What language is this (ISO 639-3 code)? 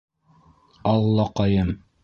bak